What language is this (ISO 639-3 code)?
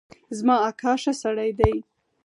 pus